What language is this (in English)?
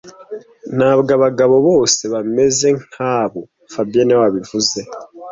Kinyarwanda